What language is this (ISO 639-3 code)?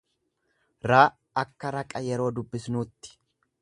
orm